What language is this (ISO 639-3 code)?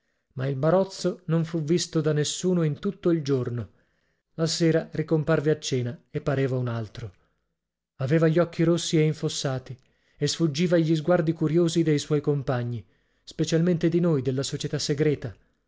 ita